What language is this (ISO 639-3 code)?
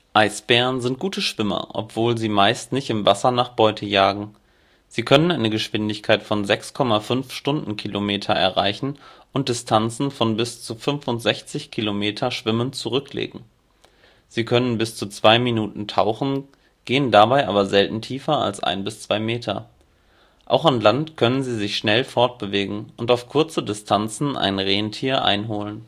deu